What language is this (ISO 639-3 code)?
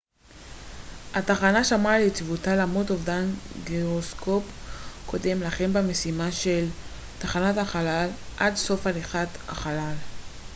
heb